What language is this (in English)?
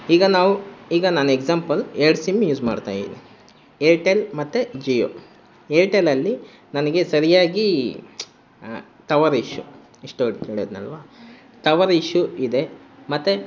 Kannada